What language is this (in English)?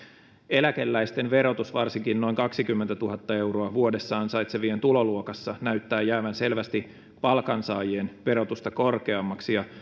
Finnish